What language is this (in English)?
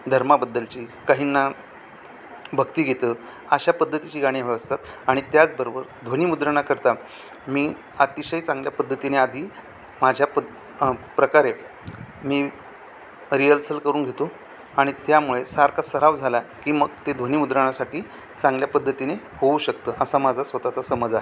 Marathi